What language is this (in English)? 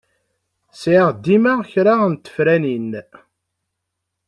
Kabyle